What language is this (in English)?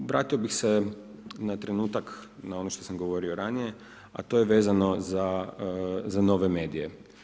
Croatian